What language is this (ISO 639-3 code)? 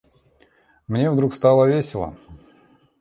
rus